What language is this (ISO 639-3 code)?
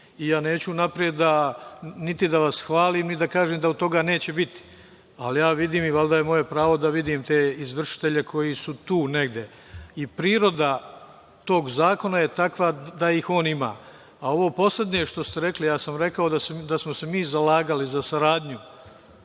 srp